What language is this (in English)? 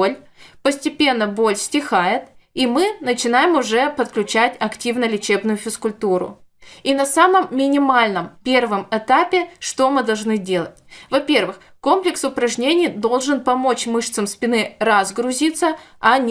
Russian